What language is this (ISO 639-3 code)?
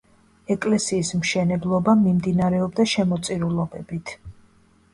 kat